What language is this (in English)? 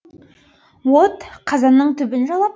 Kazakh